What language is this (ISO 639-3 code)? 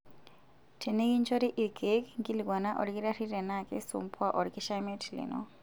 mas